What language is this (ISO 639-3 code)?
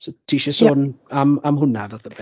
cym